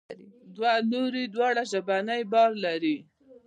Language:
Pashto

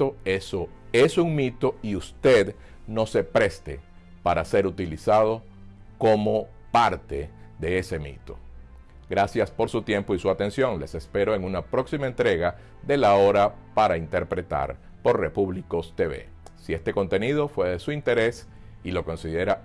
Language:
Spanish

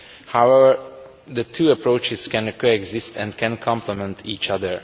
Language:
English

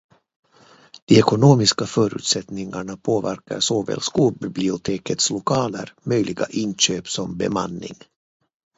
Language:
Swedish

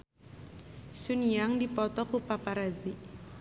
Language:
Sundanese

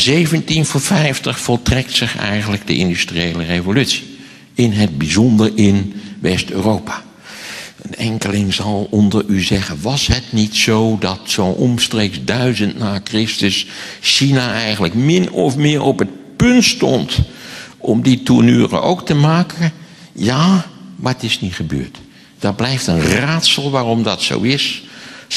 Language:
Dutch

